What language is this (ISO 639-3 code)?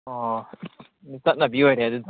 mni